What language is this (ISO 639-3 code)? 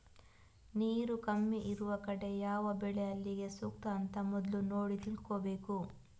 kan